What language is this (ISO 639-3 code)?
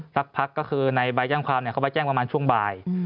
tha